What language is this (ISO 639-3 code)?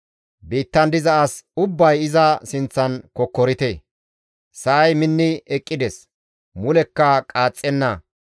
gmv